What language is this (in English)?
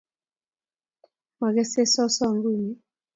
Kalenjin